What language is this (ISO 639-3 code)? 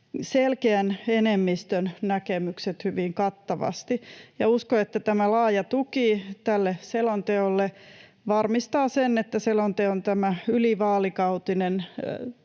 fin